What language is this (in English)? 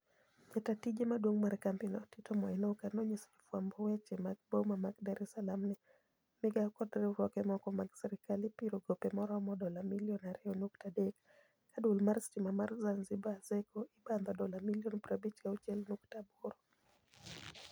Luo (Kenya and Tanzania)